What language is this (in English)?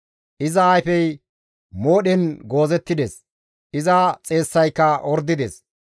Gamo